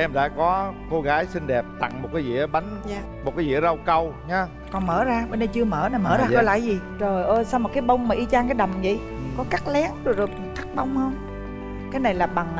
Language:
Vietnamese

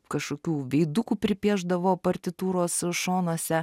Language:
Lithuanian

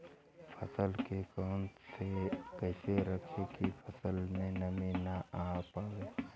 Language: Bhojpuri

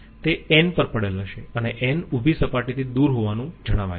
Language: Gujarati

